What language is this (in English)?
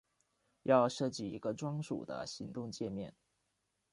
Chinese